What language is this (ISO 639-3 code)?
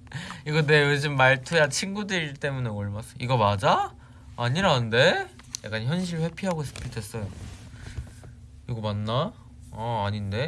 kor